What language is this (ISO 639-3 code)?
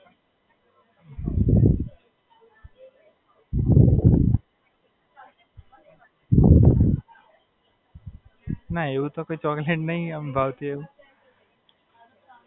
guj